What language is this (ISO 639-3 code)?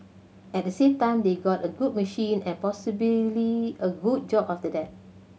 eng